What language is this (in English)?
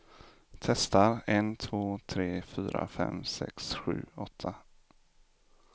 Swedish